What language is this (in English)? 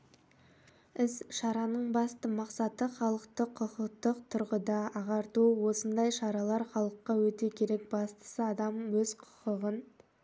Kazakh